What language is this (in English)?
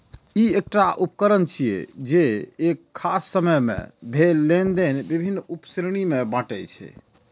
Maithili